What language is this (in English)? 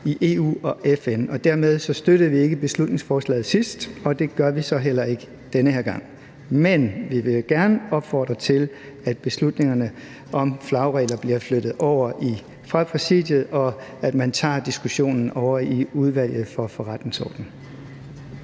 Danish